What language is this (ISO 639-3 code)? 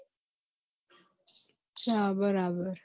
guj